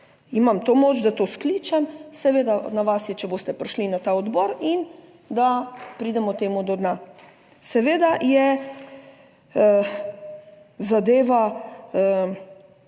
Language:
Slovenian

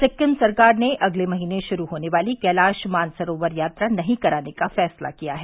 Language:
Hindi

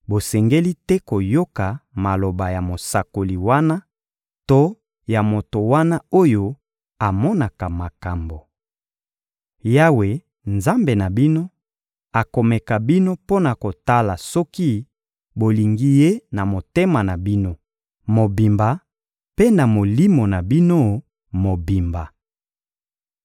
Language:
Lingala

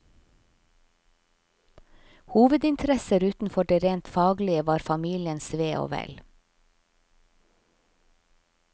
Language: Norwegian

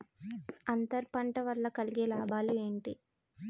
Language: Telugu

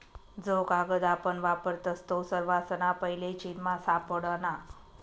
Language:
Marathi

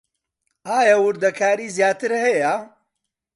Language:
Central Kurdish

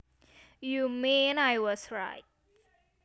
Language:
Javanese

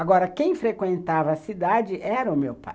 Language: Portuguese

